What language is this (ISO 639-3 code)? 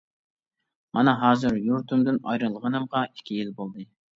uig